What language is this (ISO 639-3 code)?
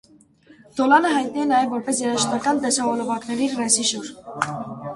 hye